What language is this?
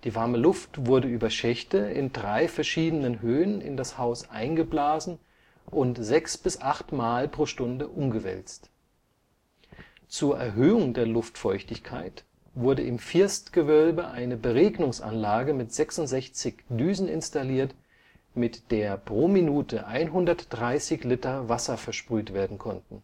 German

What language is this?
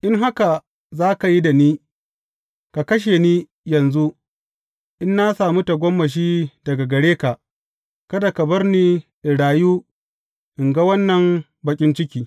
Hausa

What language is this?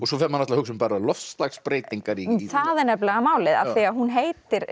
Icelandic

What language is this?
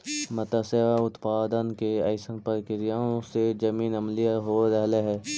Magahi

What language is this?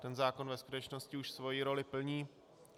Czech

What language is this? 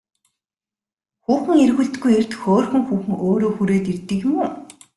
Mongolian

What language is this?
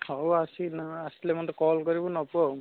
Odia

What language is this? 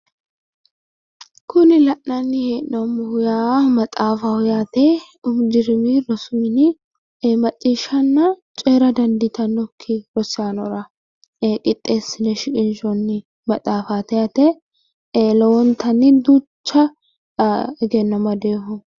Sidamo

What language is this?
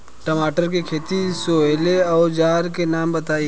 Bhojpuri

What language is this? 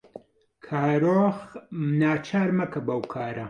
Central Kurdish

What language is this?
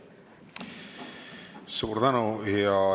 Estonian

